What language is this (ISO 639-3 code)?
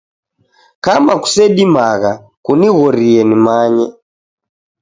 dav